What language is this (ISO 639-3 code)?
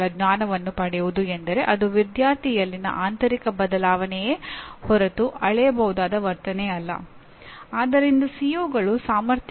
kan